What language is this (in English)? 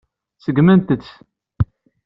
Kabyle